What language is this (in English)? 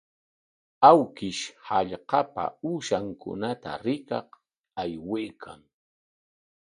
Corongo Ancash Quechua